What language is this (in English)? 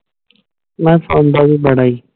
Punjabi